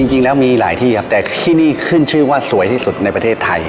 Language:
Thai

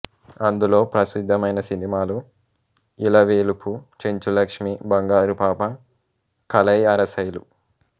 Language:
Telugu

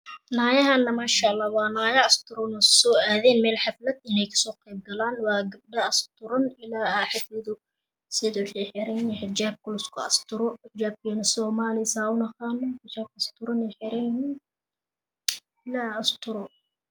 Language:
Somali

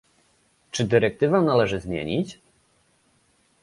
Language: Polish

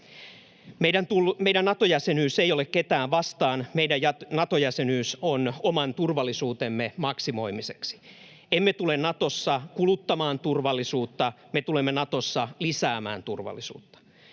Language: Finnish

